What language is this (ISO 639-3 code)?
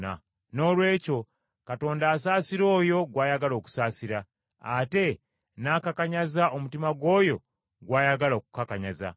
lug